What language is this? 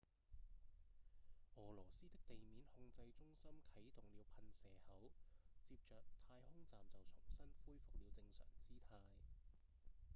Cantonese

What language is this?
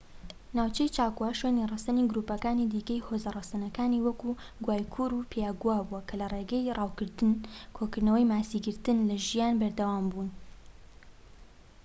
Central Kurdish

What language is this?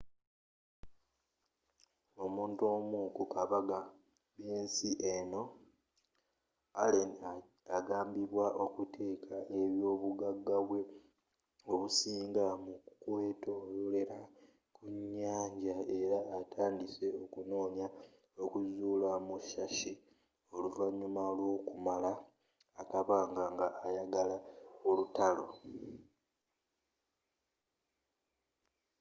Ganda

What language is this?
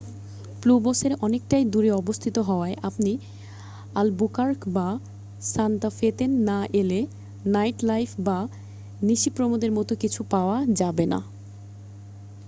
Bangla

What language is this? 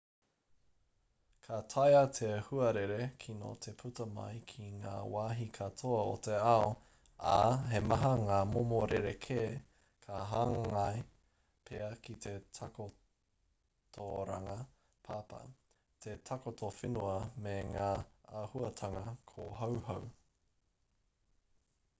Māori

